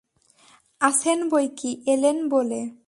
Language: Bangla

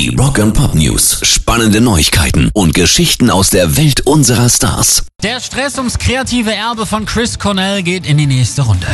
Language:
German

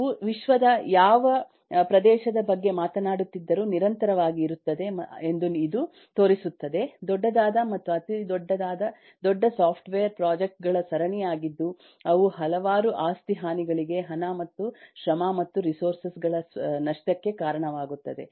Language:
Kannada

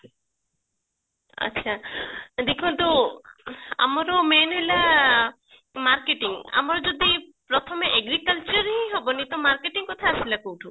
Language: Odia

